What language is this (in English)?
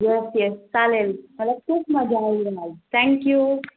Marathi